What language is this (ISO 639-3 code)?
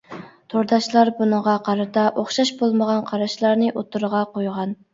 uig